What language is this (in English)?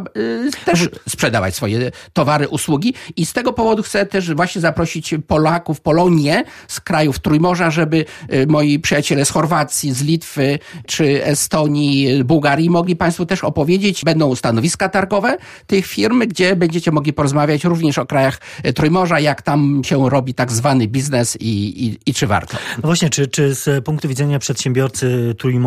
Polish